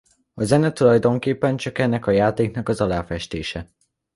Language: Hungarian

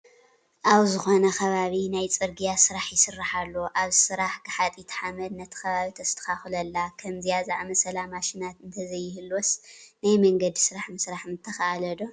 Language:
Tigrinya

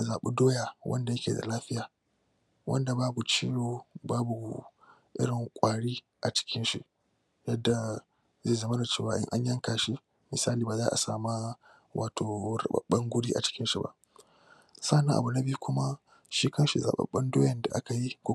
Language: Hausa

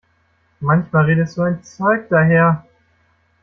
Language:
German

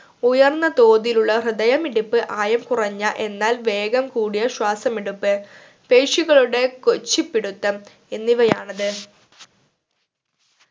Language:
Malayalam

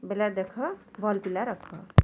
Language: Odia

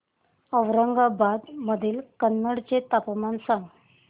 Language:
Marathi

